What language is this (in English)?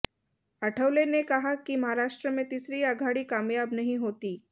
Hindi